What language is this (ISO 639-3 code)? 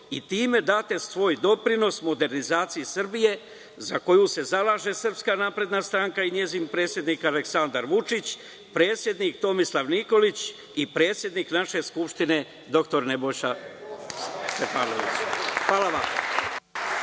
srp